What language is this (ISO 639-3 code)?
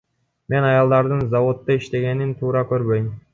kir